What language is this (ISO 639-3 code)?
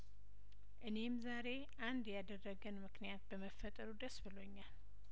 amh